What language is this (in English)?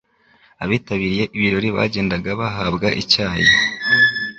Kinyarwanda